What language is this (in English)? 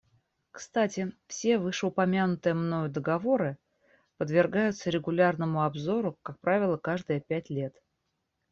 Russian